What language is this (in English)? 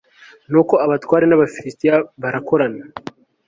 Kinyarwanda